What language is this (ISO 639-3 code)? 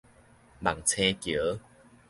nan